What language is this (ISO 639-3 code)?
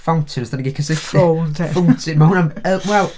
cym